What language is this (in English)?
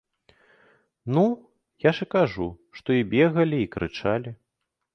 Belarusian